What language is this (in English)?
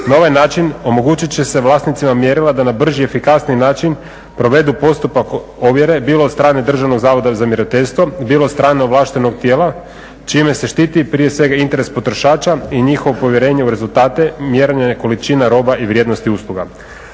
Croatian